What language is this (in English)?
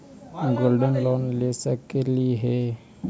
Magahi